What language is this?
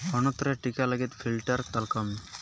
Santali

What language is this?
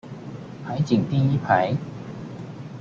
Chinese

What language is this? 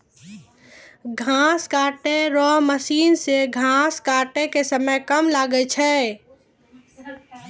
Maithili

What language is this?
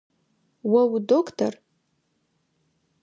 Adyghe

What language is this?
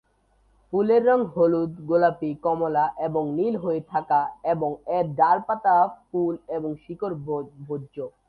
Bangla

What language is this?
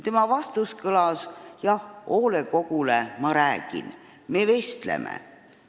Estonian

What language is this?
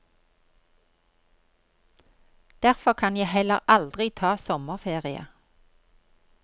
Norwegian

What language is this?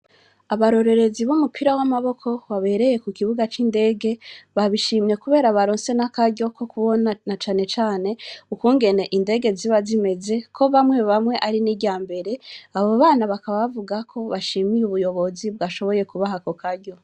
Rundi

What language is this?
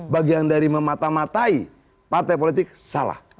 Indonesian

